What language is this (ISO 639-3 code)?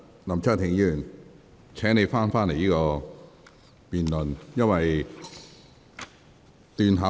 yue